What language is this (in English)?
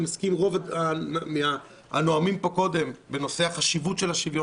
Hebrew